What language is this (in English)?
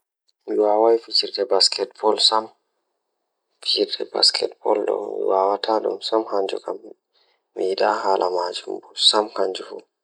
Fula